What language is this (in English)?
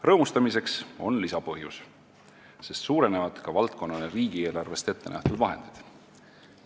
Estonian